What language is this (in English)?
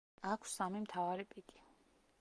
Georgian